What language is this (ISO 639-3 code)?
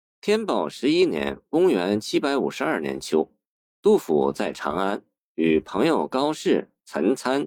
zho